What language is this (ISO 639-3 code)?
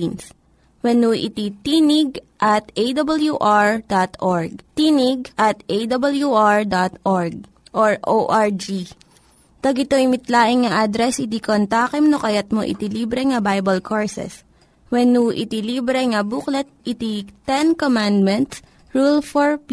fil